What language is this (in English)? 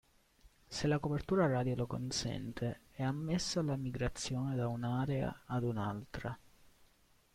Italian